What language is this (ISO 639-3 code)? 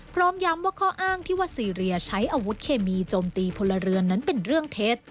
tha